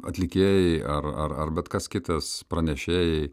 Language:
Lithuanian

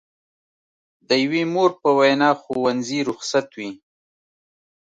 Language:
Pashto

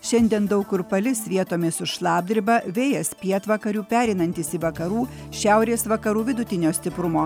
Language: Lithuanian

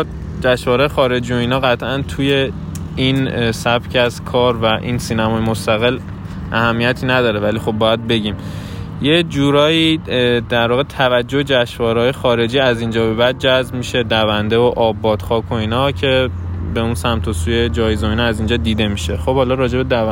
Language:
Persian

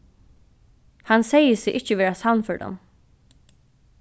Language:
Faroese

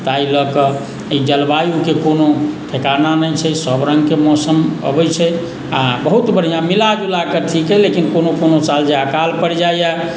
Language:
Maithili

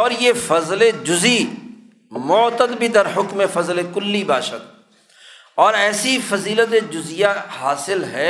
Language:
Urdu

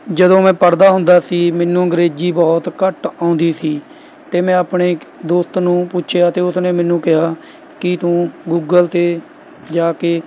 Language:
Punjabi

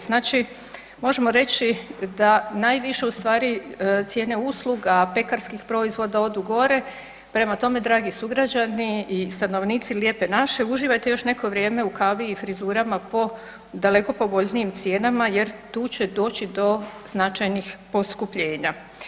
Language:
Croatian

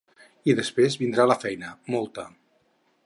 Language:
Catalan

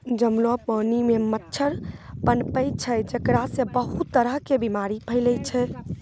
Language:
Maithili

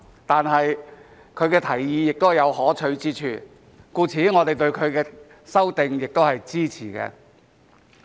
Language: Cantonese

